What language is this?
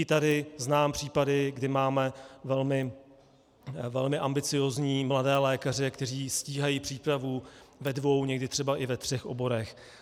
Czech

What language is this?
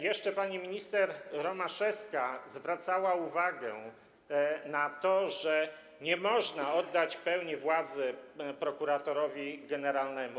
Polish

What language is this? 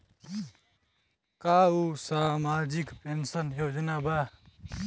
Bhojpuri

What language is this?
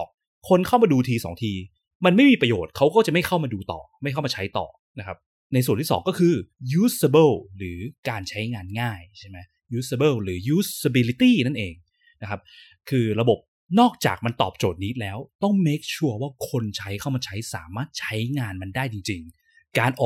Thai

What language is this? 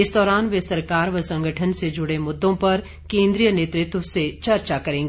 Hindi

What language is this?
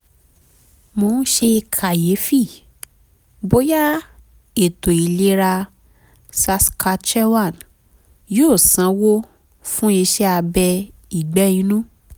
Yoruba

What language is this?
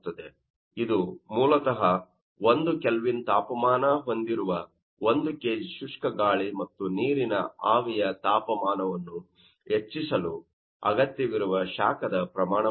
Kannada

